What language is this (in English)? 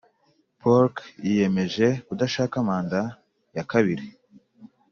Kinyarwanda